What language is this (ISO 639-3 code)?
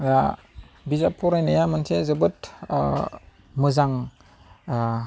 brx